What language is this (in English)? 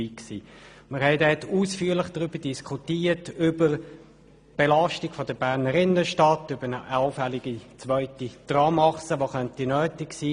Swiss German